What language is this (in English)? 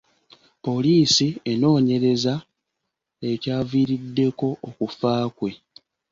Ganda